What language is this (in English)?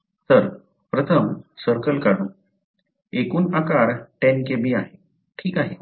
Marathi